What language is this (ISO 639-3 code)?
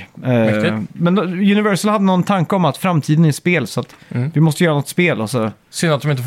swe